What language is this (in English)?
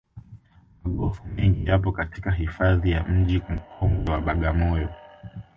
Swahili